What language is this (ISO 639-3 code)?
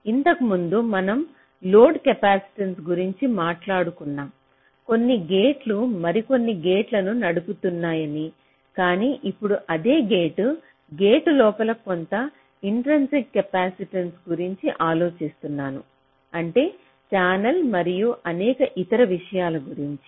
tel